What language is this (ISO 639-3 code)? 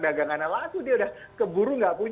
ind